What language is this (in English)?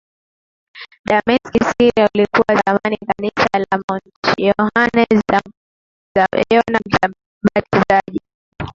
Swahili